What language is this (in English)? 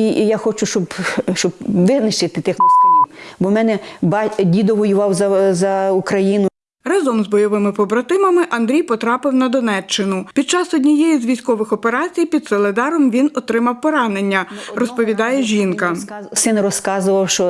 Ukrainian